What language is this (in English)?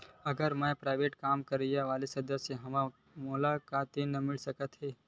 Chhattisgarhi